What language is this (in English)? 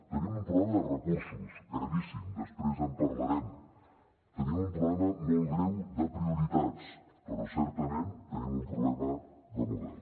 Catalan